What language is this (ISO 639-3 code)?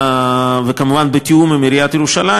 heb